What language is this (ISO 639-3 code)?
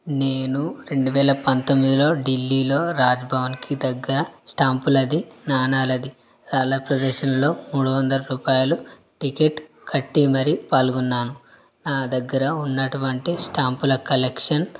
tel